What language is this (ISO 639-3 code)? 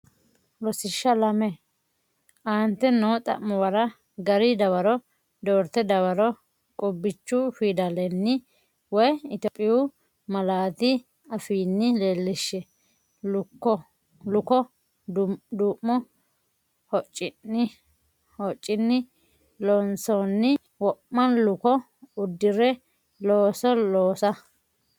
sid